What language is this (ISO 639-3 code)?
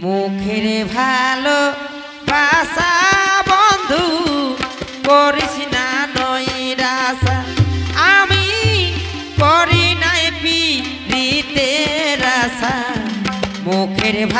tha